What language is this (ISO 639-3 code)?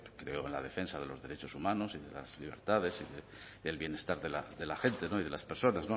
spa